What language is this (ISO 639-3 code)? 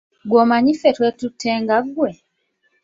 lug